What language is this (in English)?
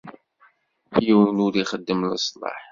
Kabyle